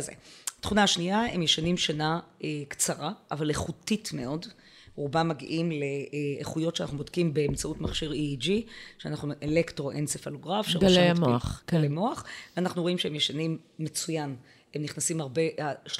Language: Hebrew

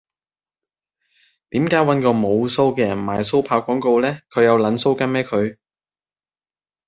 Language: Cantonese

